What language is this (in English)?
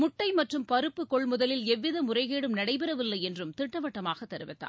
Tamil